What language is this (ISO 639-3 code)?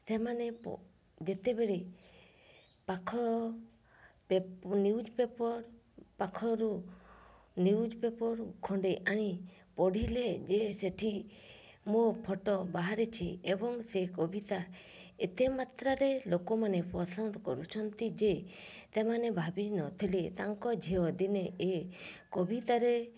ori